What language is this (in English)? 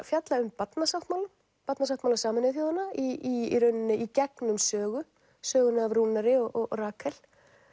Icelandic